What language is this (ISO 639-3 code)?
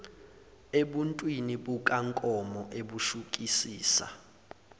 zul